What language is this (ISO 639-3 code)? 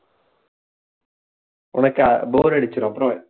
tam